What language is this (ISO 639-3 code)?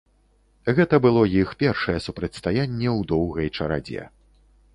bel